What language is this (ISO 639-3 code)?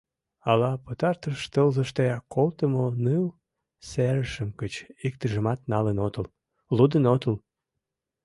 chm